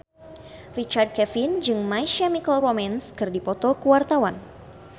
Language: Sundanese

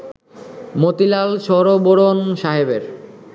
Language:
Bangla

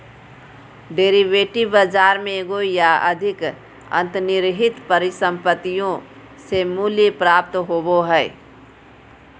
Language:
Magahi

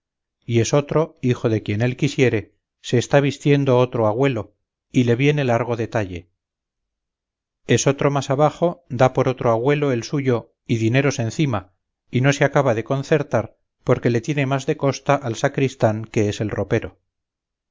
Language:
Spanish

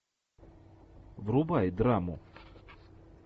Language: Russian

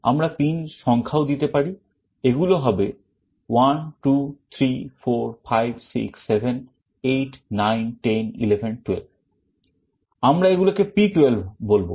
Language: Bangla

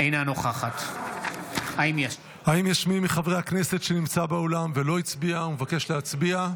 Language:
Hebrew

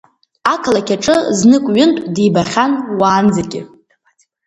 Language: Abkhazian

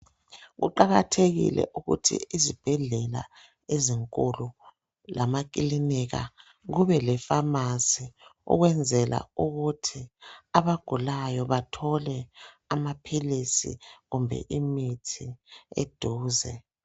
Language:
North Ndebele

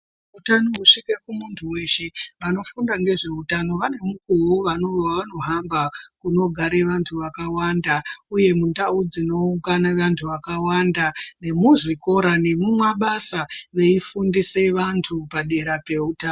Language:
Ndau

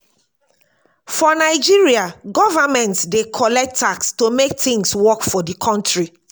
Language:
Nigerian Pidgin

